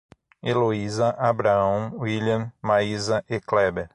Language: Portuguese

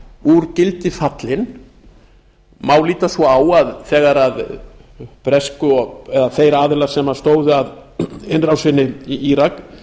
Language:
Icelandic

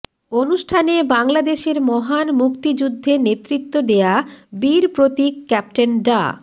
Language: Bangla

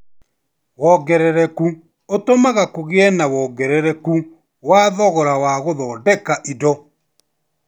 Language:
Kikuyu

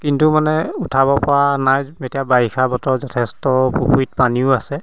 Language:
Assamese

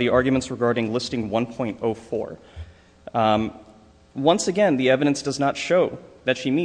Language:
English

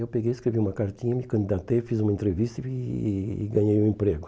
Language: Portuguese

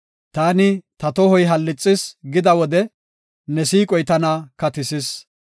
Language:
Gofa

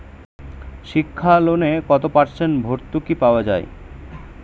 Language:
Bangla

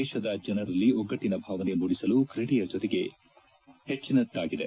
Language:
Kannada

